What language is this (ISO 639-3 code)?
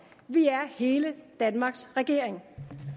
dan